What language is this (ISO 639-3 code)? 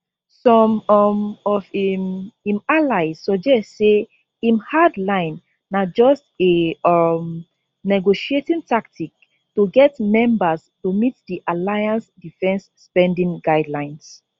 pcm